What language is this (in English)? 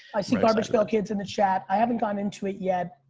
English